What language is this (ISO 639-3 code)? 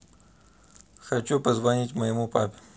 rus